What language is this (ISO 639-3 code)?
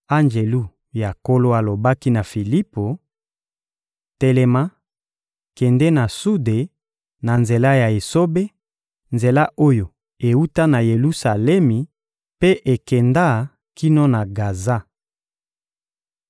lin